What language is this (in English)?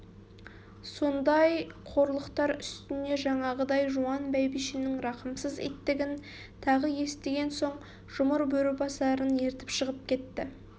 Kazakh